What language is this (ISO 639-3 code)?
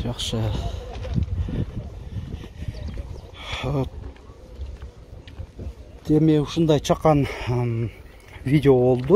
tur